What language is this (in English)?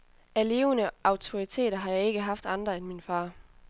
Danish